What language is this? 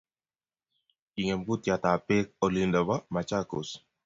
Kalenjin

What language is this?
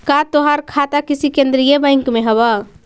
Magahi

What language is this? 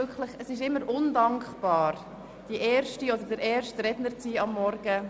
Swiss German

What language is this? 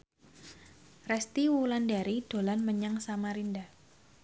Javanese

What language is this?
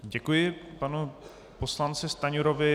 Czech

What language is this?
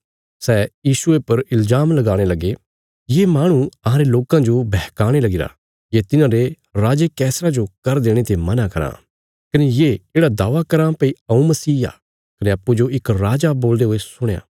Bilaspuri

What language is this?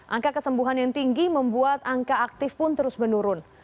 Indonesian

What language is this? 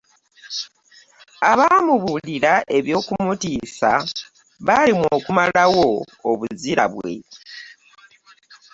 Ganda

